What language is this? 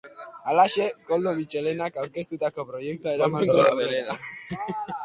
Basque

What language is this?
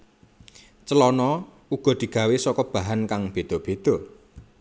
Javanese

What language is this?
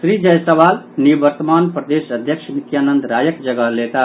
Maithili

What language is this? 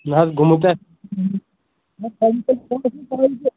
Kashmiri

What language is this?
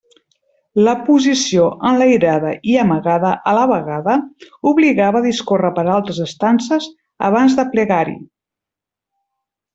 Catalan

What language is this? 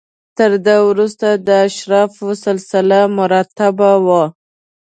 Pashto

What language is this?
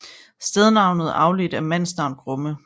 Danish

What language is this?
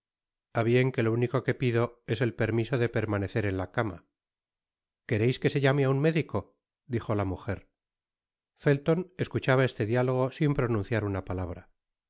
Spanish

